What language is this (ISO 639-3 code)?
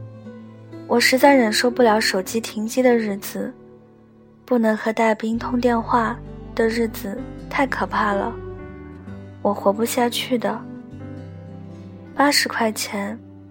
zho